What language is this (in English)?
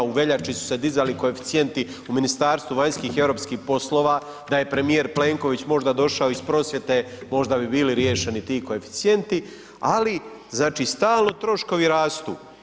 Croatian